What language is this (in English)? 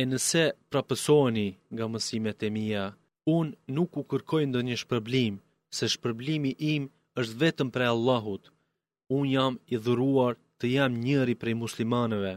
Greek